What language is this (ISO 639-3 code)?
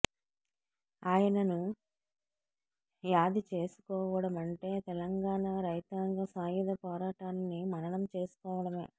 tel